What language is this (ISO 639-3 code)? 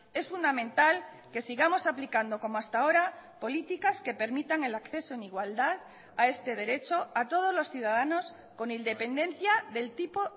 spa